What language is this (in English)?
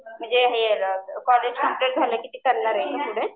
Marathi